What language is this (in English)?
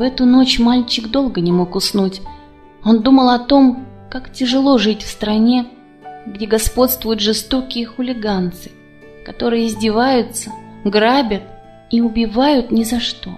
Russian